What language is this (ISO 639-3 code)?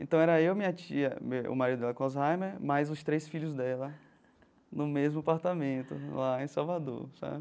por